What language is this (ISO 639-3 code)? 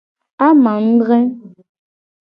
gej